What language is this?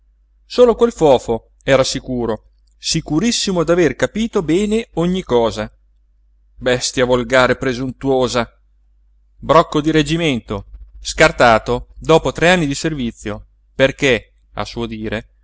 Italian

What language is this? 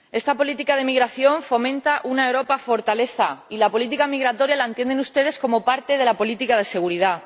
Spanish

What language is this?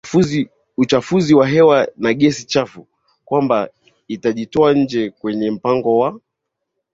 Swahili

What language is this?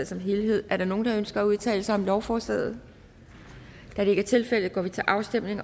Danish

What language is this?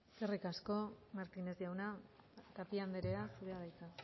Basque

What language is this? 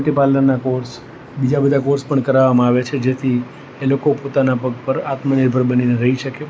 Gujarati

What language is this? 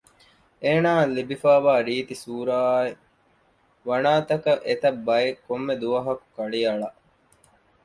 Divehi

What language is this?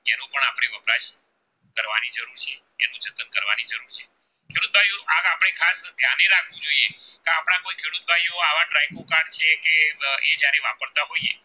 Gujarati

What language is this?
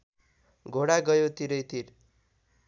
Nepali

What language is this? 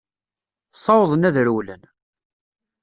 Kabyle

